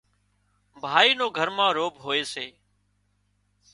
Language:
Wadiyara Koli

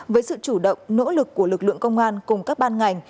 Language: Vietnamese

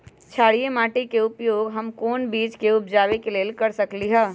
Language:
Magahi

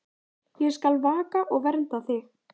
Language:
Icelandic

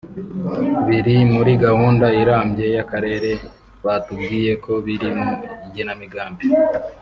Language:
Kinyarwanda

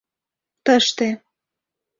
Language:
Mari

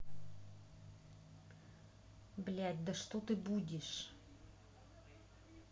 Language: Russian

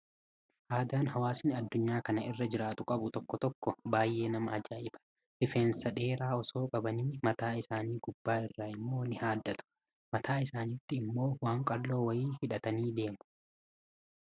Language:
Oromo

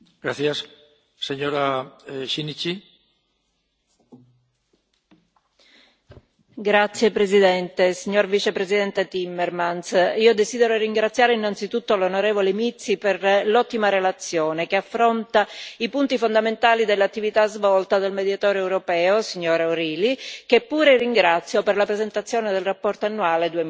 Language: Italian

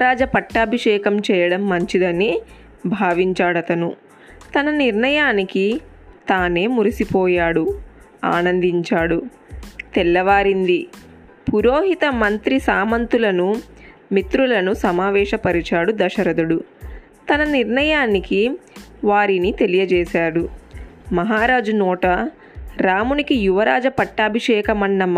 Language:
Telugu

